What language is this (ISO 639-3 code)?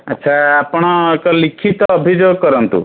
ori